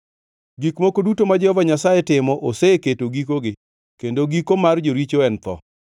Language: Luo (Kenya and Tanzania)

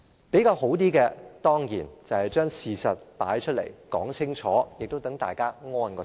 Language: Cantonese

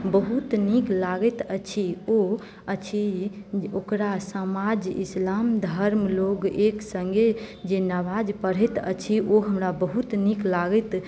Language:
Maithili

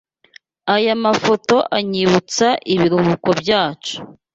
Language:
Kinyarwanda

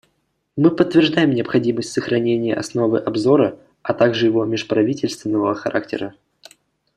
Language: Russian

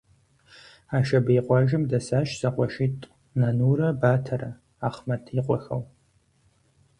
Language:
Kabardian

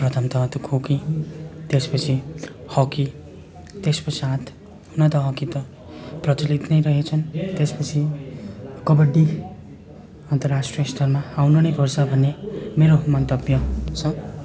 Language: Nepali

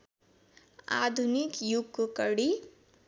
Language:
Nepali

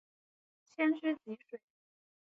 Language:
Chinese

